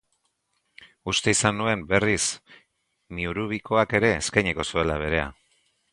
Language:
Basque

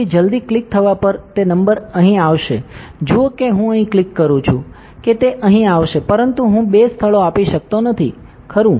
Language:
Gujarati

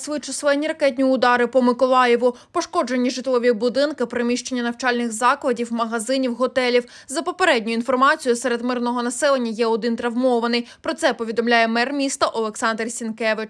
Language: Ukrainian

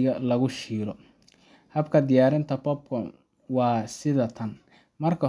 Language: Somali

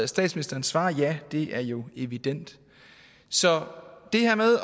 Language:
Danish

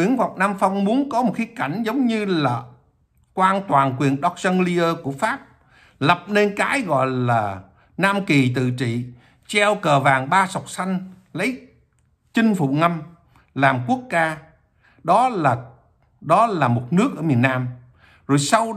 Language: Vietnamese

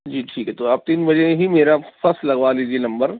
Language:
Urdu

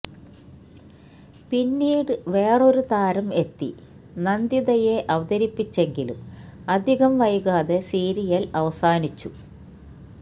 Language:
Malayalam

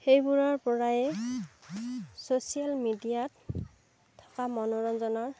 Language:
Assamese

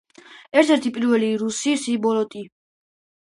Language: Georgian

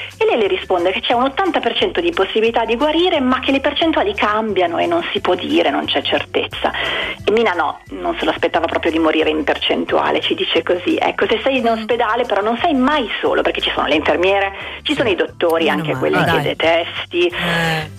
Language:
Italian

